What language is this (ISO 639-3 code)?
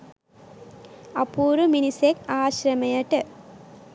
sin